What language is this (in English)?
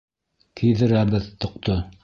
Bashkir